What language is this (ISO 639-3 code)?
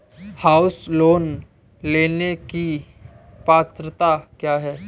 hin